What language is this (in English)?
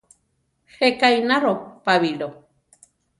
Central Tarahumara